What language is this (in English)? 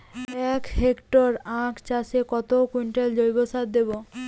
Bangla